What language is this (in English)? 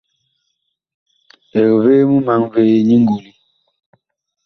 Bakoko